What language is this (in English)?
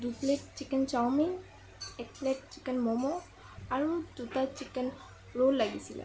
Assamese